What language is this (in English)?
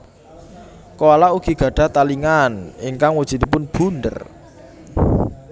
Javanese